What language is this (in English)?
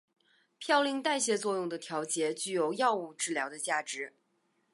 Chinese